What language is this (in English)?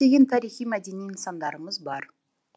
Kazakh